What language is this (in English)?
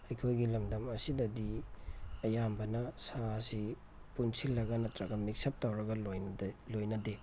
Manipuri